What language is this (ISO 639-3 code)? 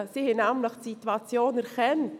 gsw